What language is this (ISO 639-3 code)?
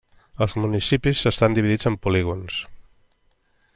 cat